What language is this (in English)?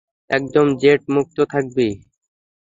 Bangla